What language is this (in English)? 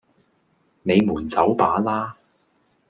Cantonese